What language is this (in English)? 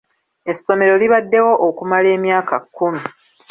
Ganda